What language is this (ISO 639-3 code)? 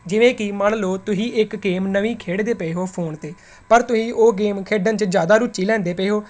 pan